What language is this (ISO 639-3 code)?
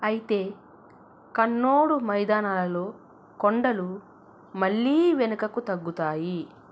tel